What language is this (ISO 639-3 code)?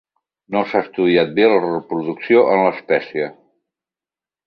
cat